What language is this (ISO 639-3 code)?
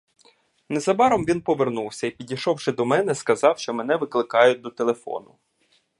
ukr